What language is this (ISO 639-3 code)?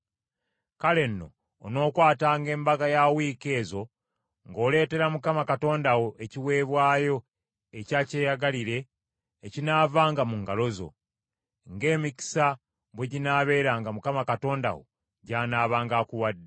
lug